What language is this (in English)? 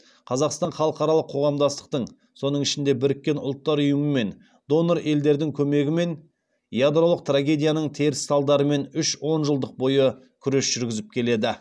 Kazakh